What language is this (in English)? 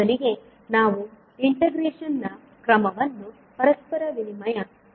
Kannada